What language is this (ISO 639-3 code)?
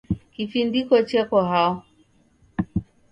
dav